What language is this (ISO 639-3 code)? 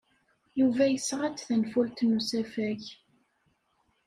kab